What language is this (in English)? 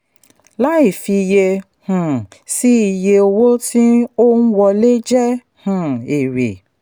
Yoruba